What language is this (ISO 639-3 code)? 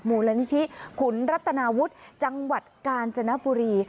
tha